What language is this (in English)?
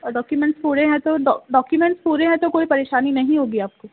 Urdu